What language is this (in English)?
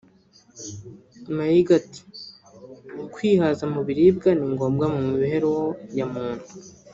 Kinyarwanda